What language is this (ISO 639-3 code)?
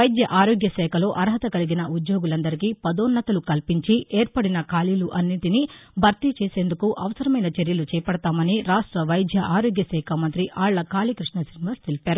tel